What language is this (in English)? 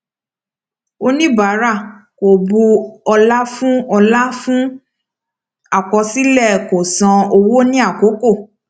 Yoruba